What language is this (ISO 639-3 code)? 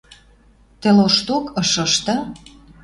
mrj